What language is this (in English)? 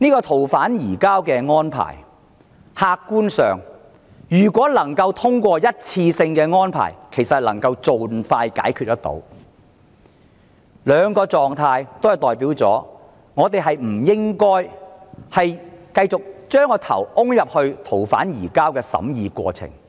Cantonese